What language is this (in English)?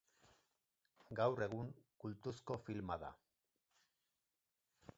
Basque